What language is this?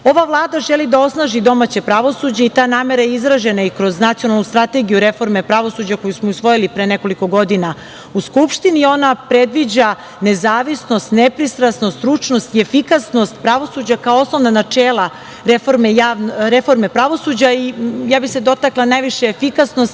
Serbian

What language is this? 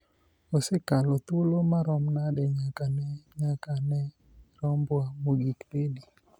Luo (Kenya and Tanzania)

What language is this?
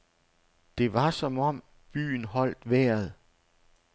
Danish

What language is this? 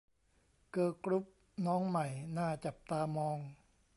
Thai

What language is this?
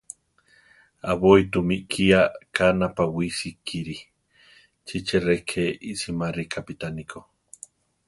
Central Tarahumara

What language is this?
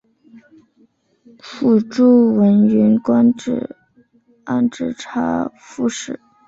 Chinese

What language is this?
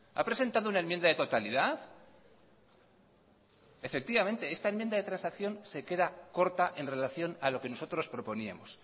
Spanish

